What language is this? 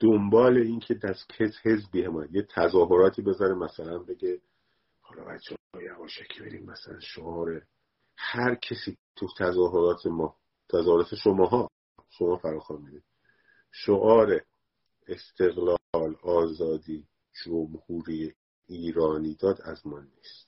Persian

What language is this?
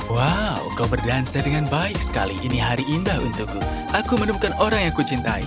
Indonesian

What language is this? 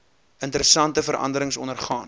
Afrikaans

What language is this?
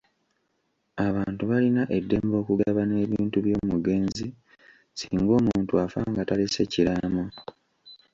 Ganda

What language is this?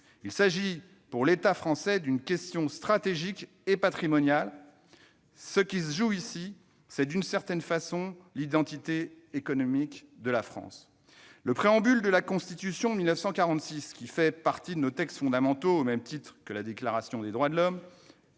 French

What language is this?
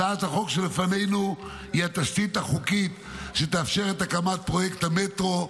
Hebrew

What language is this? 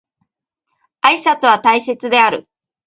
Japanese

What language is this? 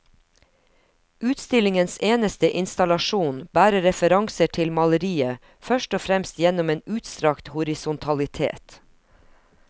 Norwegian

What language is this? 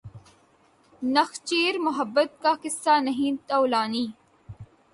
Urdu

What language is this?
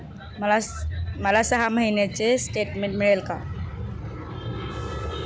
Marathi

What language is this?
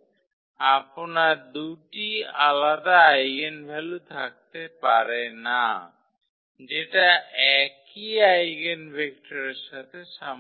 Bangla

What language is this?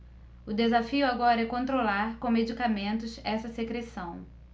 Portuguese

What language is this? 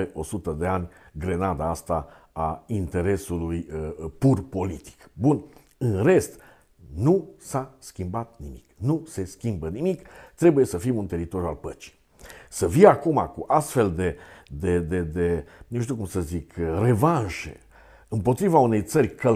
Romanian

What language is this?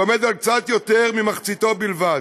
Hebrew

